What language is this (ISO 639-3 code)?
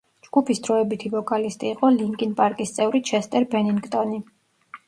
kat